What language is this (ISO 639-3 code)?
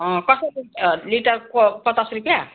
nep